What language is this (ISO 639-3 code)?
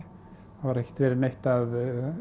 isl